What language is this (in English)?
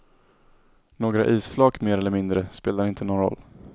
Swedish